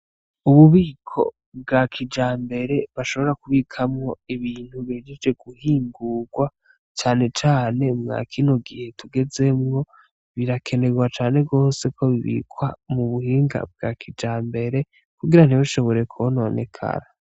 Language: Rundi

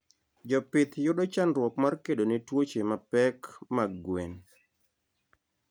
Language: Luo (Kenya and Tanzania)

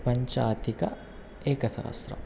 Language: Sanskrit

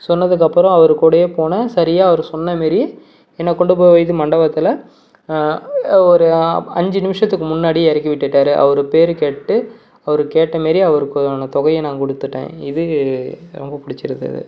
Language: Tamil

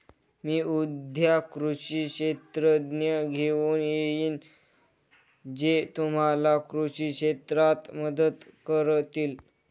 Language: Marathi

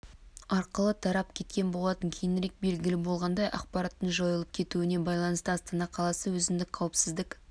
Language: Kazakh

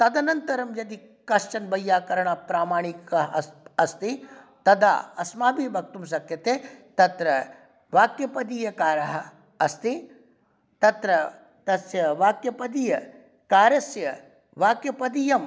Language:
Sanskrit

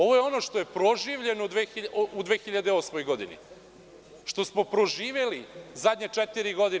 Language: Serbian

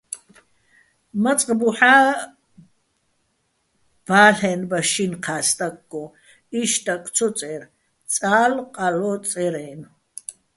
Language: Bats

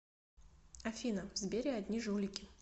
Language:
Russian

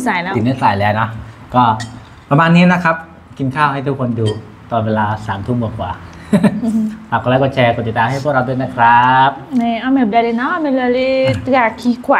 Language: Thai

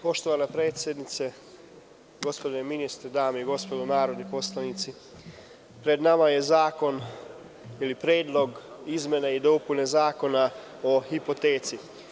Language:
Serbian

